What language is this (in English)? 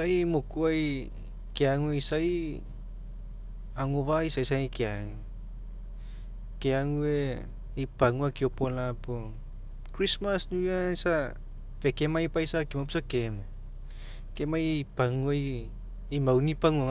Mekeo